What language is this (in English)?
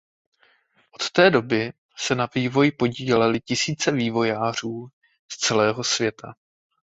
Czech